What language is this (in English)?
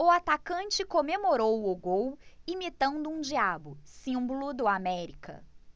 Portuguese